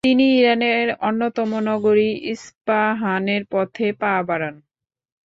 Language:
Bangla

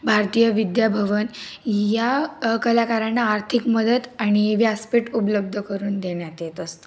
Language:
Marathi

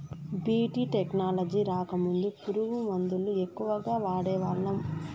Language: Telugu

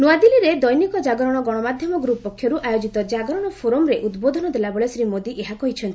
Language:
Odia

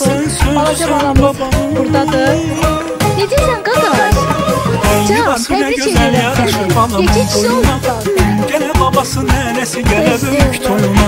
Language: Turkish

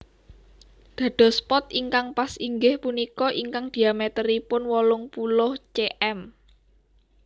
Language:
Javanese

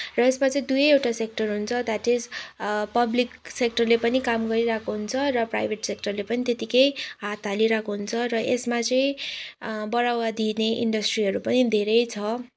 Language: Nepali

